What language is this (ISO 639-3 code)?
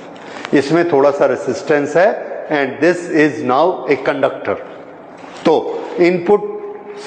hin